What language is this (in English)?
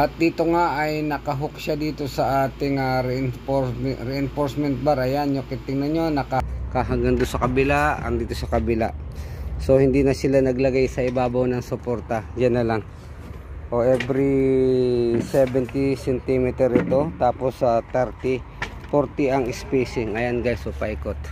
Filipino